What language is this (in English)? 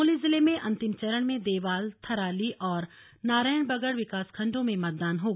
Hindi